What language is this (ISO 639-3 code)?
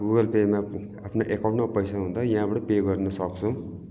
nep